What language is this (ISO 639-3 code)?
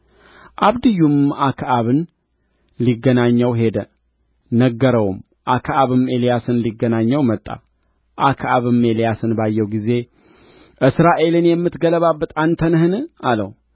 amh